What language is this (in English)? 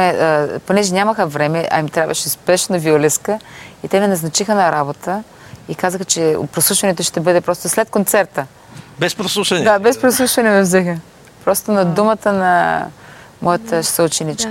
Bulgarian